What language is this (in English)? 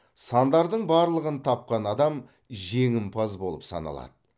Kazakh